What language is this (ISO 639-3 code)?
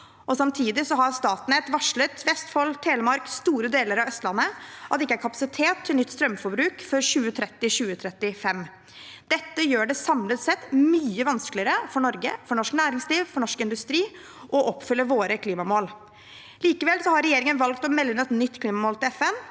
nor